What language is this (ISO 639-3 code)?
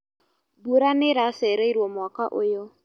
kik